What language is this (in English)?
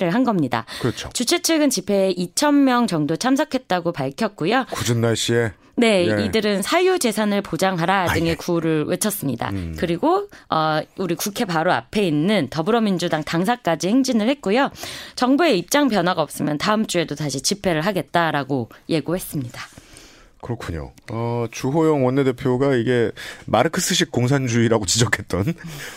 Korean